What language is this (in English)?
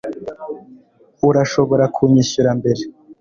Kinyarwanda